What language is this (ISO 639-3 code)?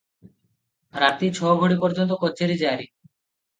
ori